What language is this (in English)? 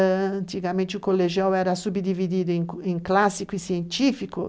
Portuguese